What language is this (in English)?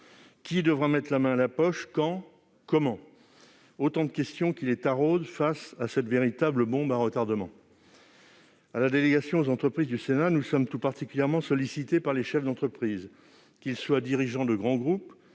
French